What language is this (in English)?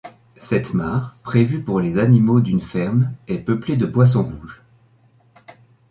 French